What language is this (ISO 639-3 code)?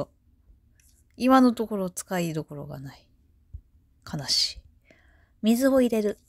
jpn